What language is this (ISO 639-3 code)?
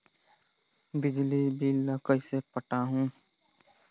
hne